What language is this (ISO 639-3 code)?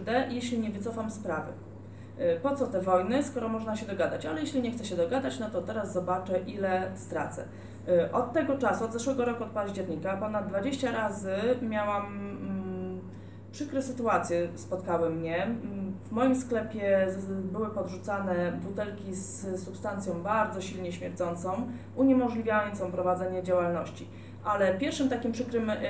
pol